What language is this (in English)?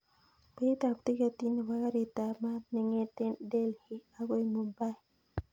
Kalenjin